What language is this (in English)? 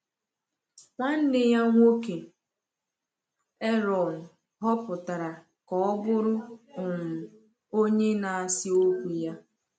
Igbo